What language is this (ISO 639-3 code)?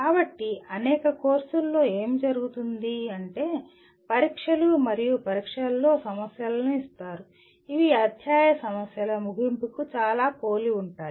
tel